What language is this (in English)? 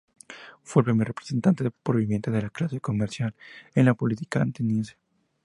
Spanish